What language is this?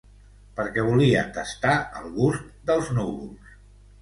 Catalan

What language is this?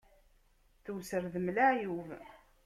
Kabyle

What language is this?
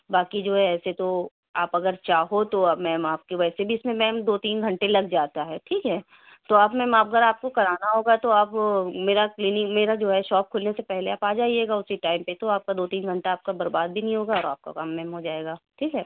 Urdu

